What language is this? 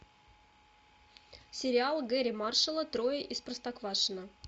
Russian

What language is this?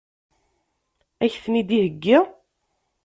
Kabyle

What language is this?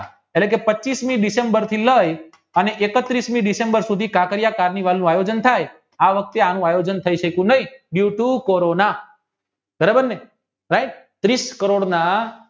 Gujarati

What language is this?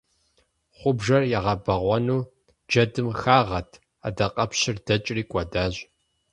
Kabardian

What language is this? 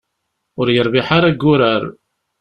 Kabyle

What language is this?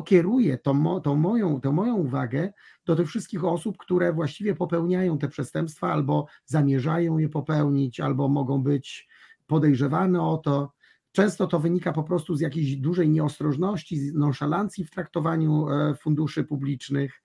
Polish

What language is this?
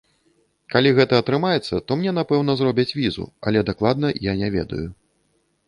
Belarusian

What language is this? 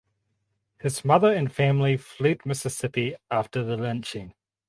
English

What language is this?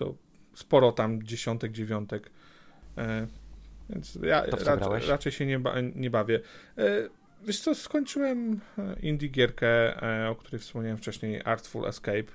Polish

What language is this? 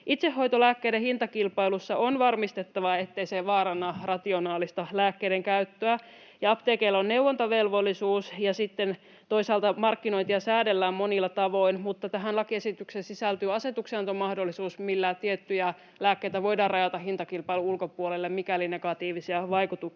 Finnish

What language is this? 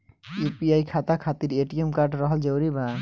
Bhojpuri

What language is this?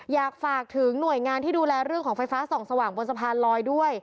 Thai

